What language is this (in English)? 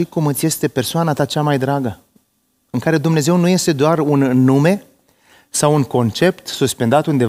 Romanian